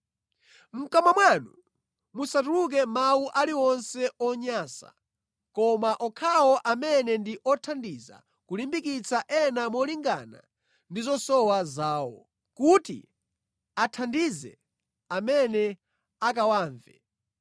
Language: Nyanja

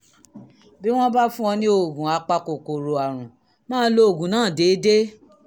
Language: Yoruba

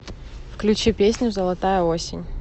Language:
Russian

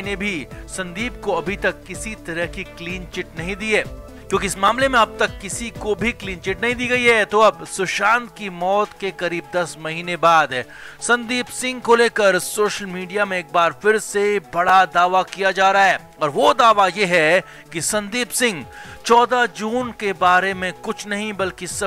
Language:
Hindi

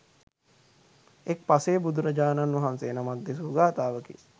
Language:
Sinhala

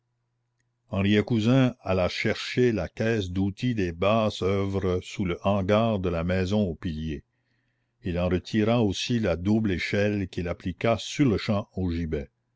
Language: French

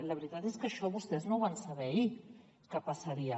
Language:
Catalan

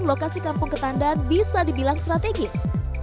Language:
Indonesian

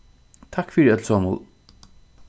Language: Faroese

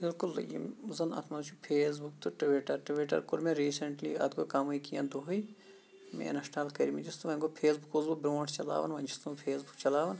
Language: Kashmiri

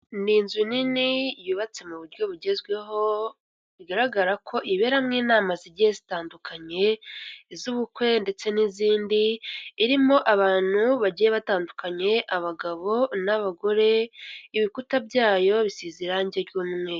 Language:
Kinyarwanda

